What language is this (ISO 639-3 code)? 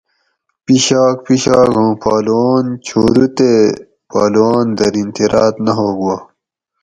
gwc